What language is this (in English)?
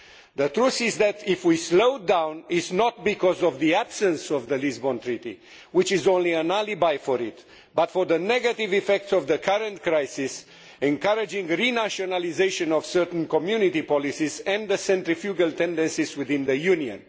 English